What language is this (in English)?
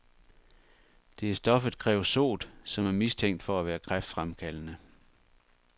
Danish